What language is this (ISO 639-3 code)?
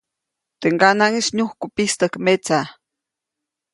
zoc